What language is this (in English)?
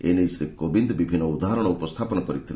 Odia